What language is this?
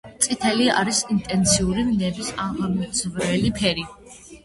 Georgian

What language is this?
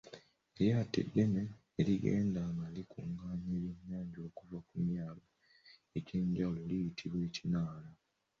Ganda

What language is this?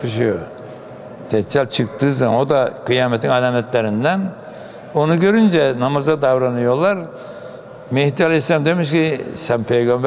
Turkish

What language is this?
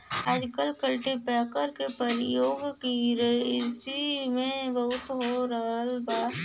Bhojpuri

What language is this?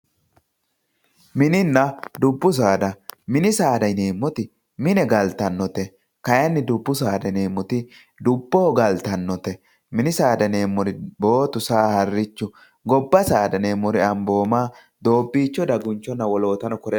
Sidamo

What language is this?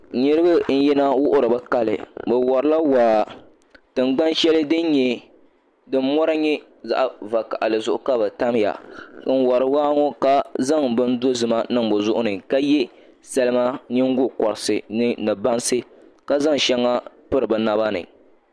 Dagbani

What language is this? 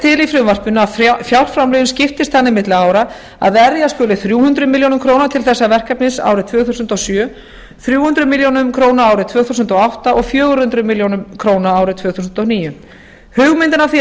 Icelandic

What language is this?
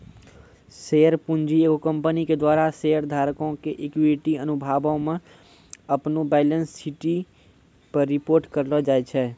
Maithili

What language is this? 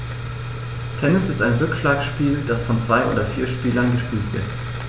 German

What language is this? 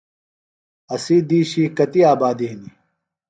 Phalura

